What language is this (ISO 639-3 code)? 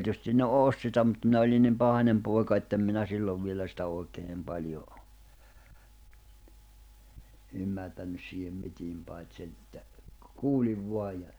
fin